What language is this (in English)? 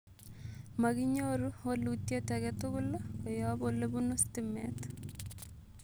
Kalenjin